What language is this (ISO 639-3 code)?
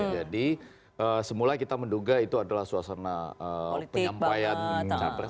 ind